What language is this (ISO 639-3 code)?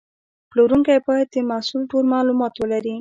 pus